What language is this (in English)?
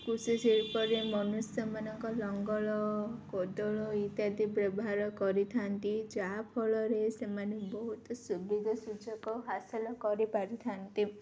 Odia